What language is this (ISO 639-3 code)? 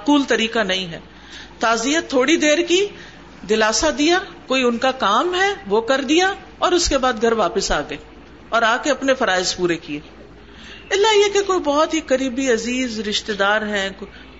urd